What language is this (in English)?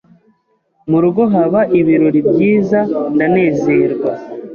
Kinyarwanda